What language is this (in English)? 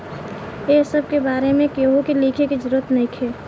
Bhojpuri